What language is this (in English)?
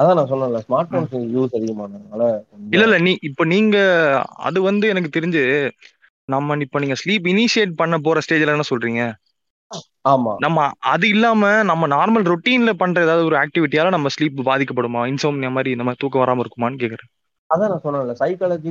Tamil